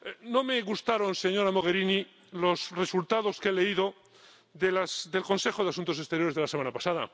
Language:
Spanish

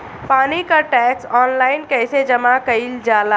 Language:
Bhojpuri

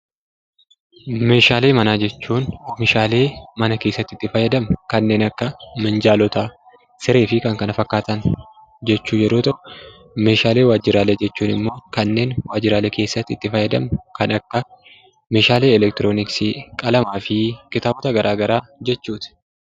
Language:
Oromo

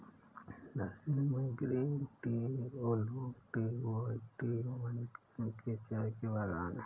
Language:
Hindi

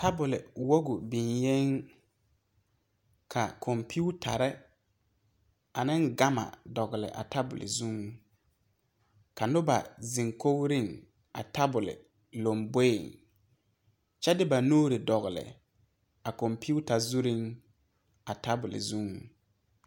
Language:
Southern Dagaare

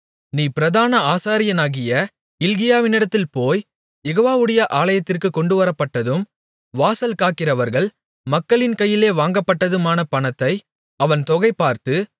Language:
Tamil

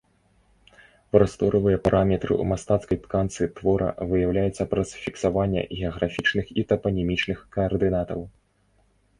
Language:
Belarusian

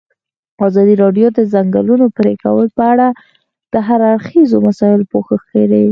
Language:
Pashto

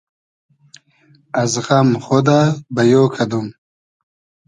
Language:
Hazaragi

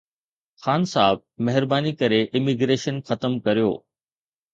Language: Sindhi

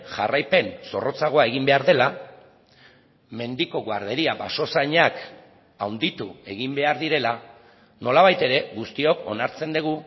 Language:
Basque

